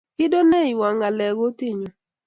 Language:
Kalenjin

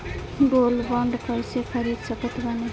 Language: Bhojpuri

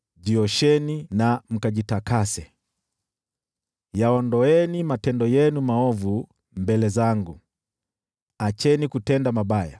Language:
Swahili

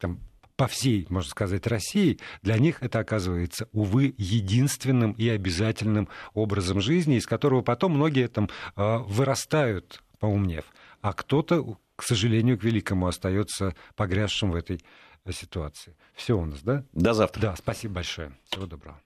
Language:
Russian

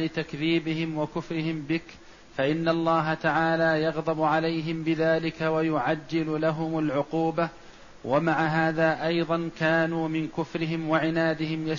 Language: Arabic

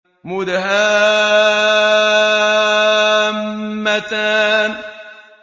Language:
Arabic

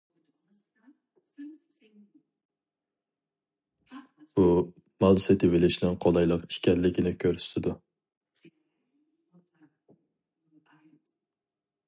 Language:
Uyghur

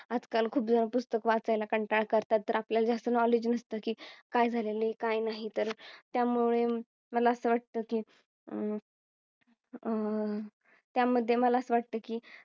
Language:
Marathi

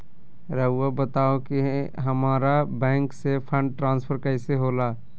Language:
Magahi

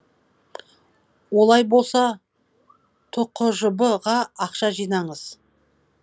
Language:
Kazakh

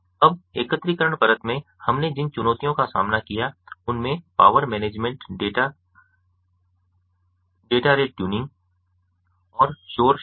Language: Hindi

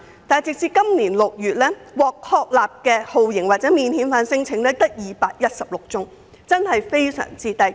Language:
Cantonese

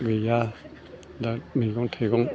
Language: Bodo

